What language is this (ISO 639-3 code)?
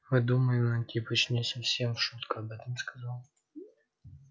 rus